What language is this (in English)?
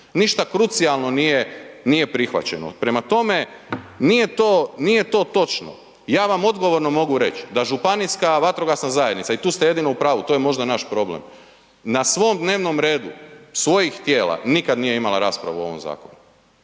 Croatian